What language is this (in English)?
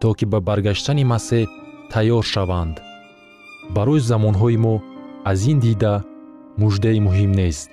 Persian